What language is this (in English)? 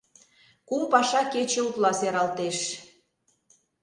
Mari